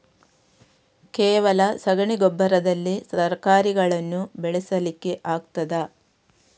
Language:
Kannada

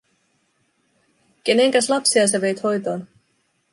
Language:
Finnish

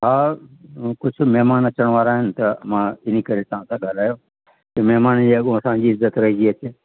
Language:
Sindhi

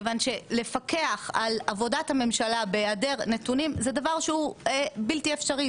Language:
Hebrew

